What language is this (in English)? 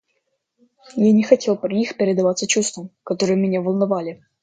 Russian